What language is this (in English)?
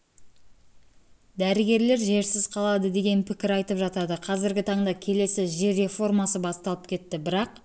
Kazakh